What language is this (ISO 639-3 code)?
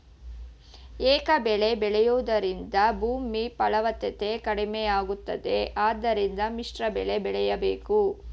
kan